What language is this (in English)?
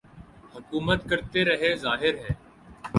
Urdu